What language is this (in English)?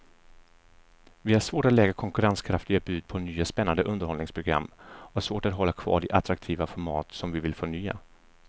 Swedish